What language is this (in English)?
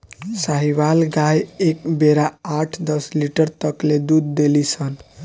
Bhojpuri